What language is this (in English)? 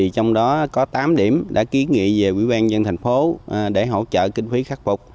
Vietnamese